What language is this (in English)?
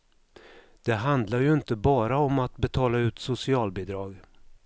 Swedish